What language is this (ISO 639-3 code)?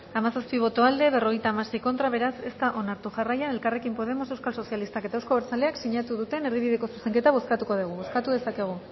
eus